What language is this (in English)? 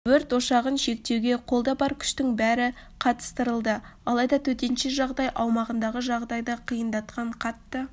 Kazakh